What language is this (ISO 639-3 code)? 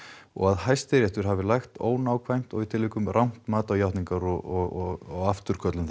isl